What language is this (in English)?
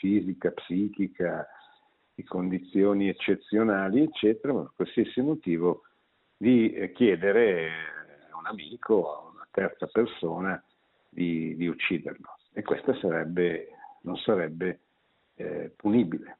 Italian